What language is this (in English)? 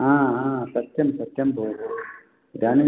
Sanskrit